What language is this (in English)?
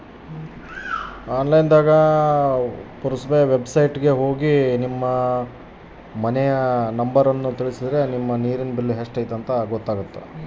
Kannada